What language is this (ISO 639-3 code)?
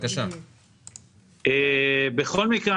heb